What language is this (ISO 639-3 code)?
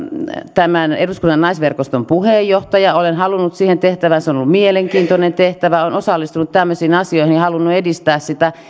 fin